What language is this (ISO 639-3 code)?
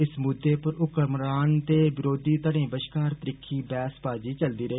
doi